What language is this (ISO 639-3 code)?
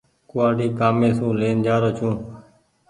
gig